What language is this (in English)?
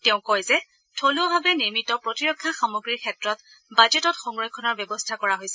Assamese